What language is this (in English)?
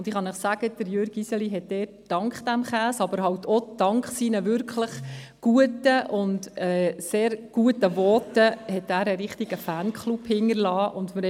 Swiss German